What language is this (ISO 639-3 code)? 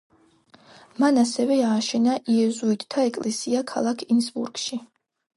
kat